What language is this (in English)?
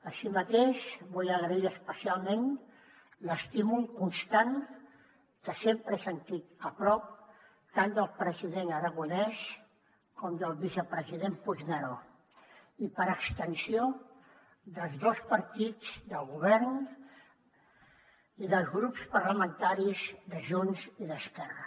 Catalan